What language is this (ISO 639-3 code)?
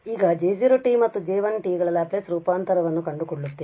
kan